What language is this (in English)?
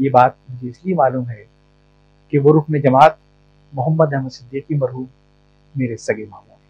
Urdu